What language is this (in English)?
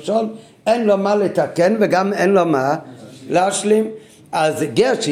Hebrew